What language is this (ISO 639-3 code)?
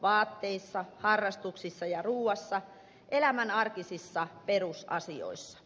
fin